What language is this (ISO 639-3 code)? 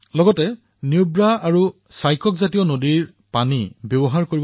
asm